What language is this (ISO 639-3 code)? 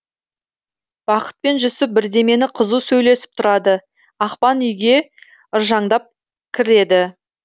kaz